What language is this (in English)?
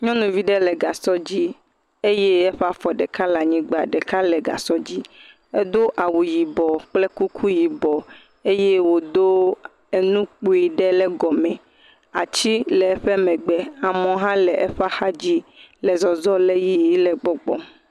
Ewe